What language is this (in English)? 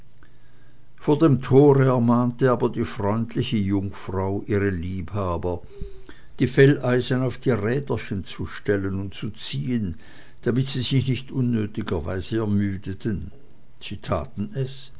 German